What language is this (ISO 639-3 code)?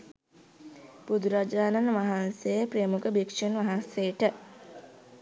sin